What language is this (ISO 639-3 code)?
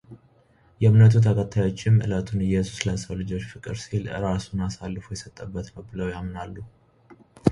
amh